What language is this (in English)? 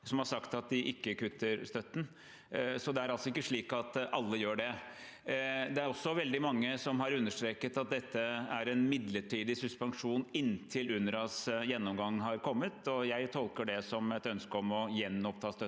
Norwegian